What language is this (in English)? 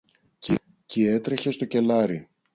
Greek